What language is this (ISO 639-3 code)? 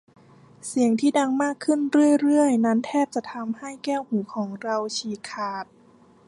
tha